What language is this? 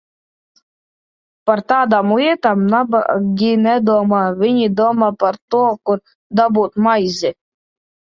Latvian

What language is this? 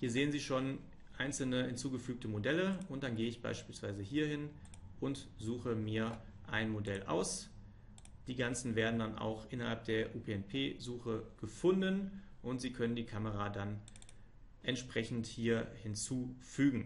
German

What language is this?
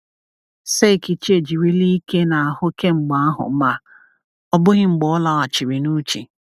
Igbo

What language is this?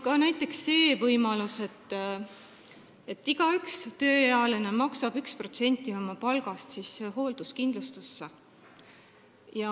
Estonian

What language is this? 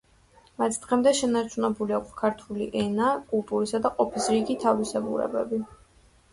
Georgian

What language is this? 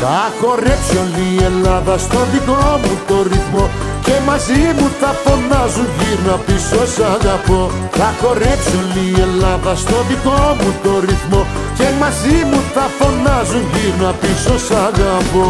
Greek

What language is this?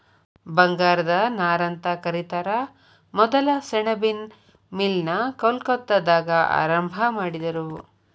Kannada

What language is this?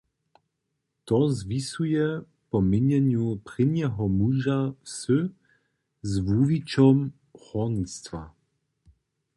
Upper Sorbian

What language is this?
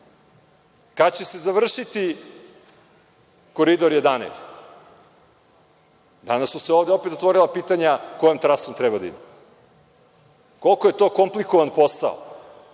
Serbian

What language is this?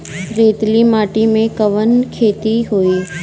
Bhojpuri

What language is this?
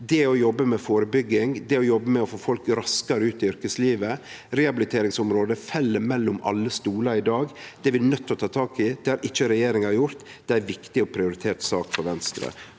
Norwegian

